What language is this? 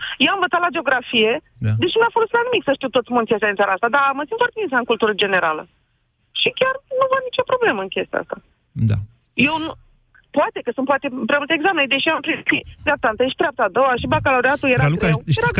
Romanian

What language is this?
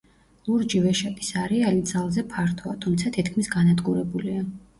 Georgian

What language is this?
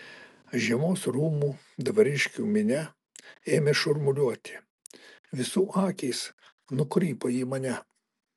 Lithuanian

